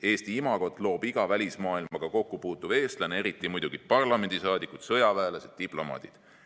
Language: Estonian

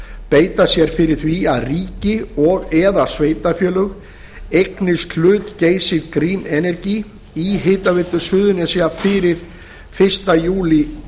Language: Icelandic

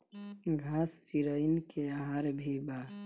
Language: Bhojpuri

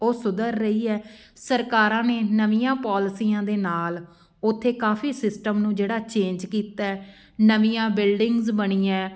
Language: Punjabi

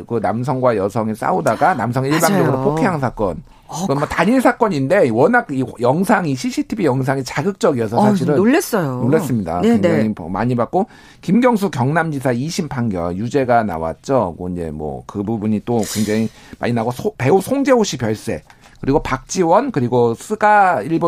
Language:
Korean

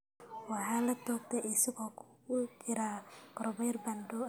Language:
Somali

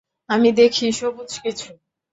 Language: Bangla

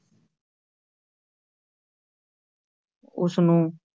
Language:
Punjabi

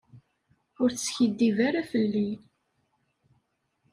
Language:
Kabyle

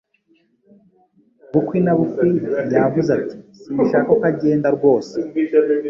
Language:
Kinyarwanda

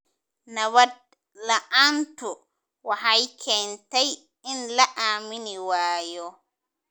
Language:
Somali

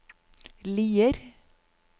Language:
Norwegian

